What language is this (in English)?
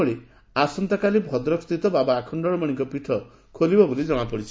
Odia